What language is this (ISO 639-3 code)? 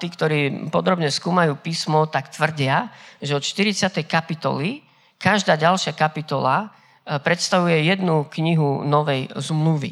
slk